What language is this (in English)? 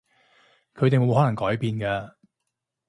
Cantonese